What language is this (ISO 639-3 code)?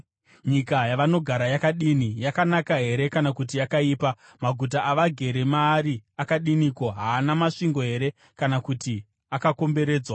sna